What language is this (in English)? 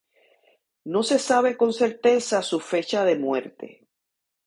Spanish